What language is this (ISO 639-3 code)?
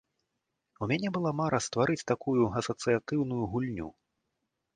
bel